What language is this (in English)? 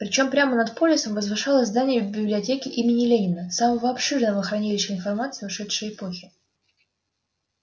Russian